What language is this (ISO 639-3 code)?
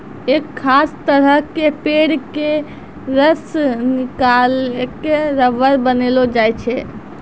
mai